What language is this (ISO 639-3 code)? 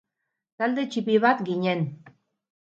eus